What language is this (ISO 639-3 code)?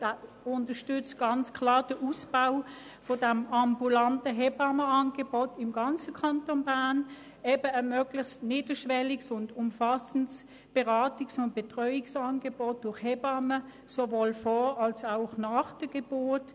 gsw